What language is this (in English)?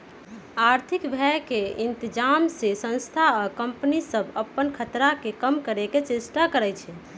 Magahi